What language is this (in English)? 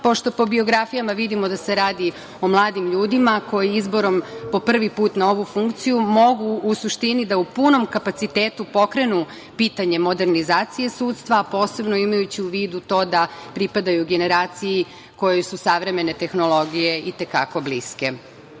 Serbian